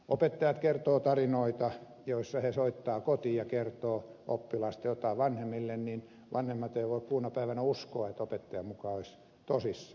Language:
Finnish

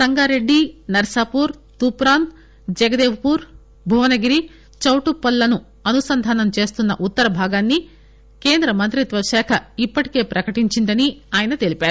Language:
Telugu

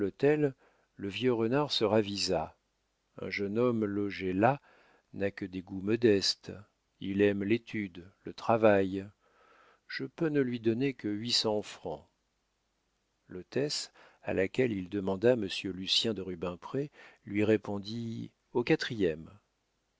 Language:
French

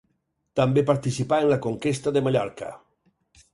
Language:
Catalan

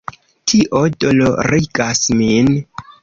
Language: Esperanto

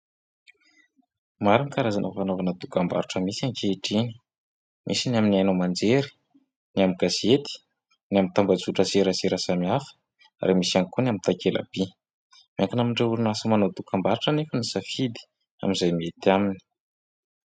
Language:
Malagasy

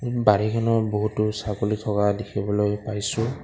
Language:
Assamese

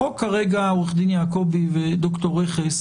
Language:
Hebrew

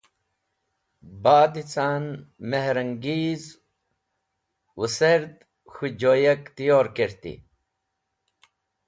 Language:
Wakhi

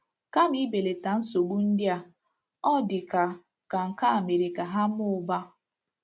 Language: Igbo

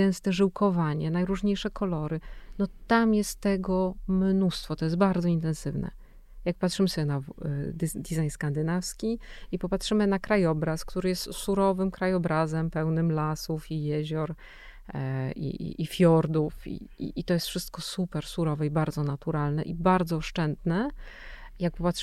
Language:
Polish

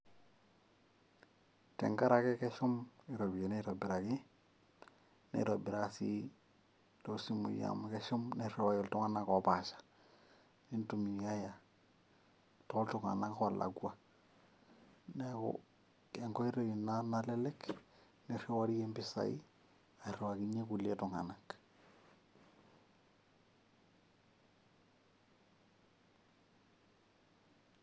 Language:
Masai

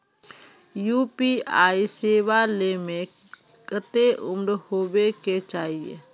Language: Magahi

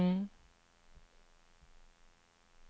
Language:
Swedish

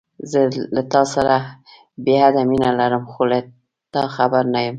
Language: Pashto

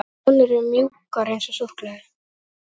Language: Icelandic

